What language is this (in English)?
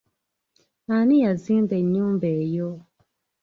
Ganda